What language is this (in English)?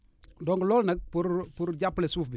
Wolof